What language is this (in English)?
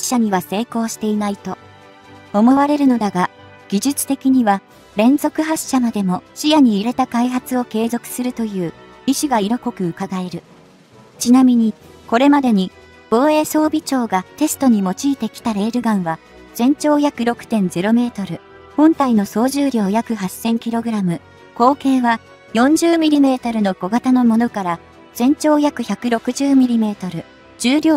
Japanese